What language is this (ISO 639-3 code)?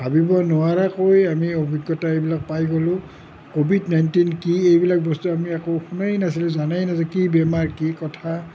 asm